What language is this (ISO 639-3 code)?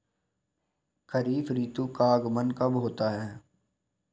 hin